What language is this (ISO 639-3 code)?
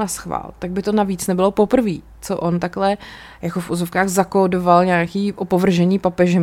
ces